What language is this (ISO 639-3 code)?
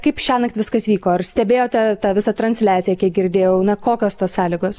lit